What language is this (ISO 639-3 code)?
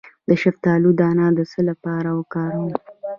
pus